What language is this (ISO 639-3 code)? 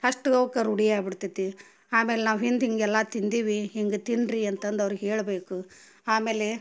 kan